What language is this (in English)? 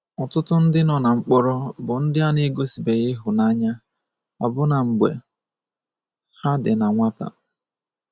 Igbo